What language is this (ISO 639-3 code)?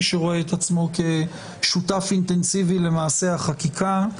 heb